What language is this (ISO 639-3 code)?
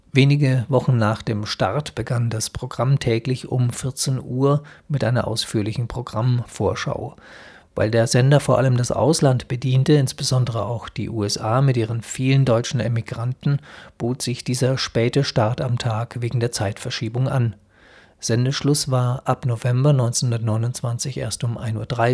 deu